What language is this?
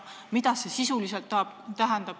Estonian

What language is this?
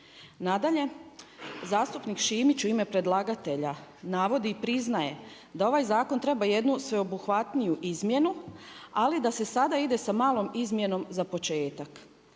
Croatian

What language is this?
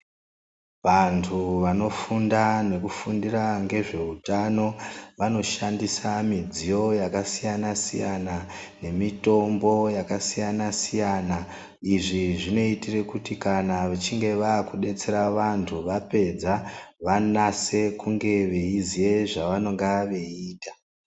Ndau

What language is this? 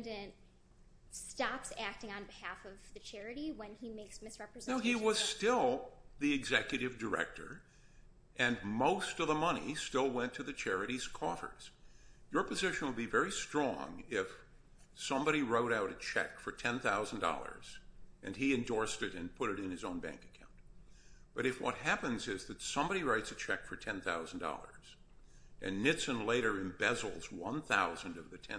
English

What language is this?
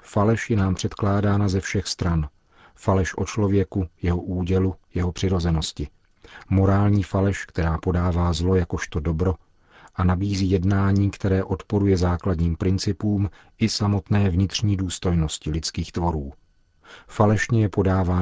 Czech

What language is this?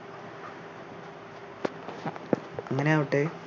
Malayalam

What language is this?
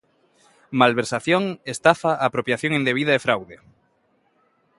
Galician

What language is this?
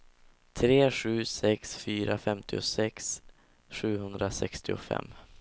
Swedish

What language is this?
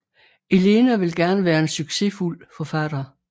Danish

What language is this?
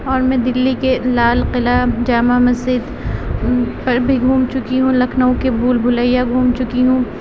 Urdu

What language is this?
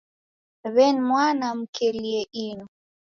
Taita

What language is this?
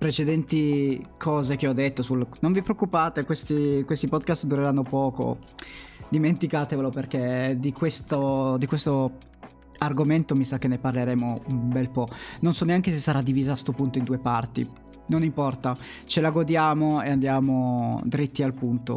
Italian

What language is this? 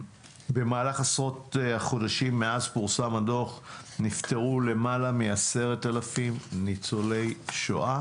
Hebrew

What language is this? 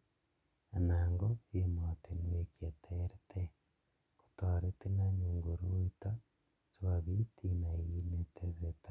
Kalenjin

